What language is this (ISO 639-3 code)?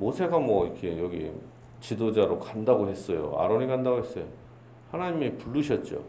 kor